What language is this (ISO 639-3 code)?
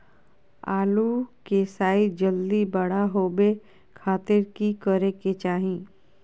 mag